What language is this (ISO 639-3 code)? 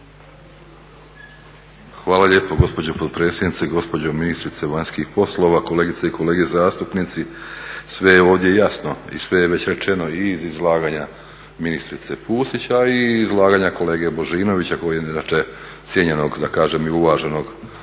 hrv